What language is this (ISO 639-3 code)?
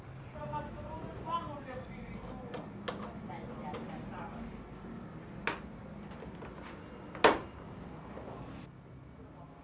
ind